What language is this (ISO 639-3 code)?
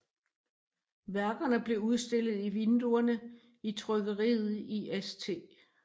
dan